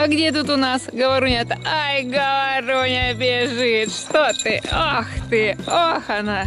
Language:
Russian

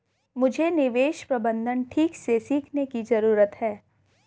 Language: Hindi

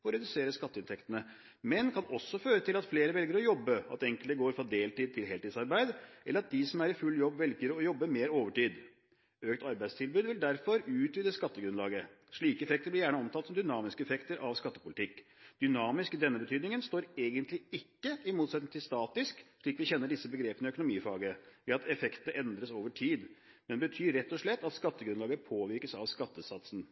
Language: Norwegian Bokmål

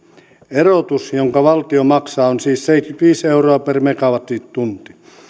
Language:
Finnish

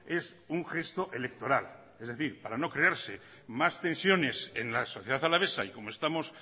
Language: Spanish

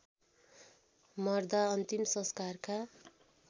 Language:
Nepali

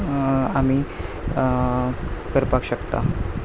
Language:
Konkani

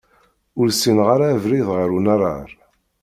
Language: Kabyle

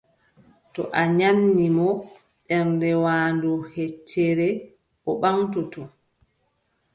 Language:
Adamawa Fulfulde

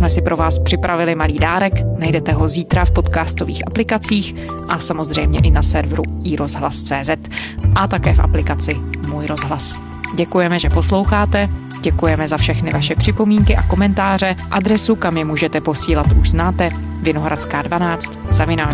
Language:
Czech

